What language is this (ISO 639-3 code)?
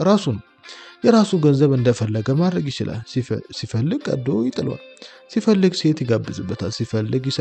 ara